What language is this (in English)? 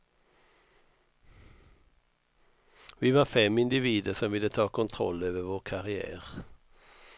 Swedish